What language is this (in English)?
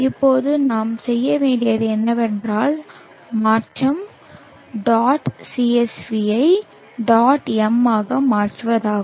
Tamil